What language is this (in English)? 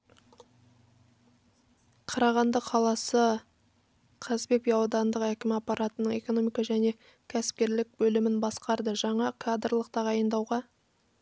Kazakh